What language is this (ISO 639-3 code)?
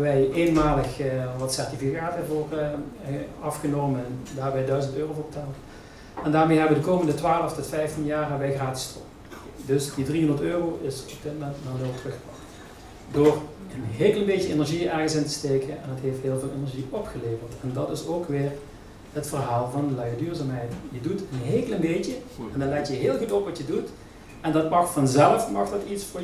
nld